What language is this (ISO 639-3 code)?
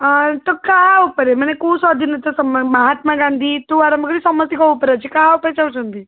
ori